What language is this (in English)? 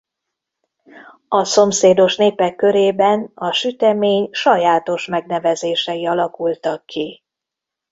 Hungarian